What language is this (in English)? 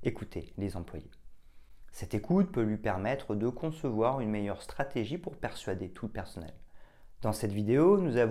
French